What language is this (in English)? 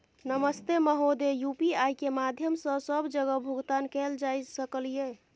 Maithili